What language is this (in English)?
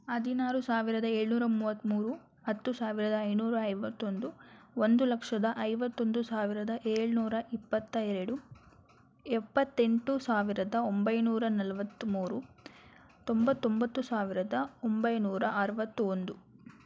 Kannada